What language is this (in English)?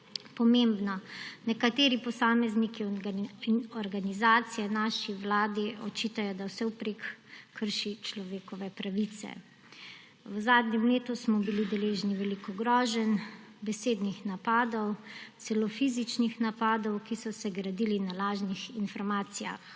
Slovenian